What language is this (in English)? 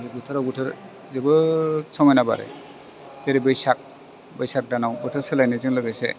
Bodo